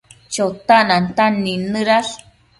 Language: Matsés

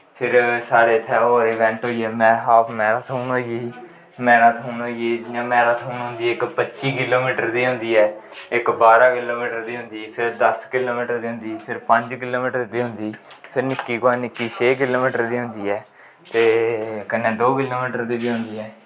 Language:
Dogri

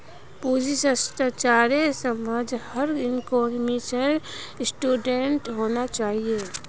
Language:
Magahi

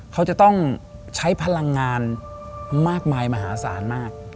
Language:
Thai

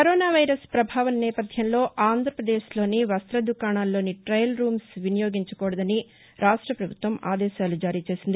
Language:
Telugu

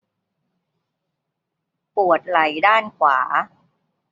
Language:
Thai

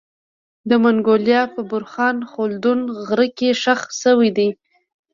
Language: Pashto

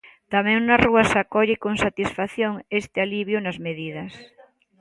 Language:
Galician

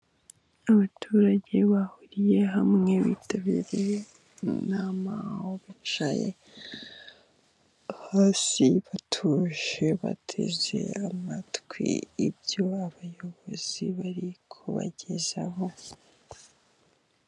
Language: Kinyarwanda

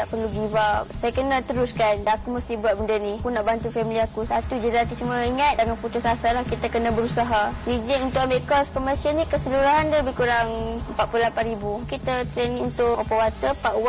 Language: Malay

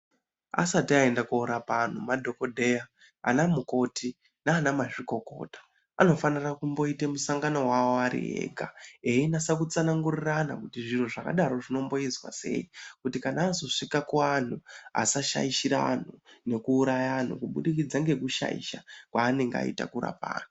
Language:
Ndau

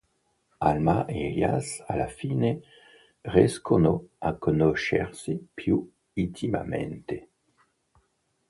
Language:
Italian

